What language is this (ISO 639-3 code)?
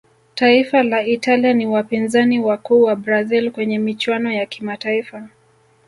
swa